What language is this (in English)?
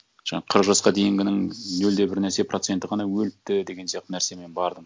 Kazakh